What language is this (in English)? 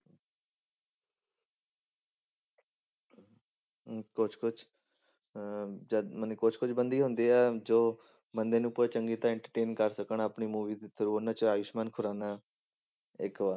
Punjabi